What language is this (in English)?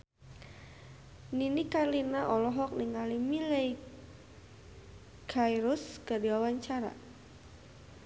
Sundanese